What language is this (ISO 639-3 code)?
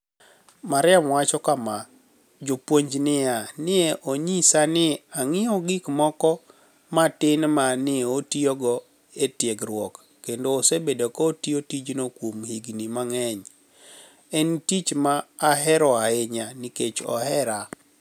luo